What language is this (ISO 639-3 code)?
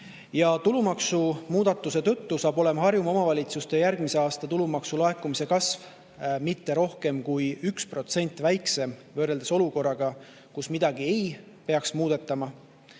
est